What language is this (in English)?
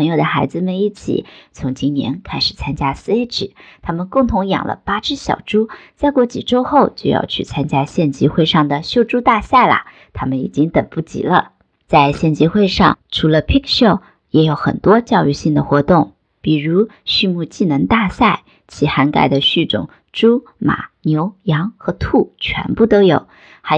Chinese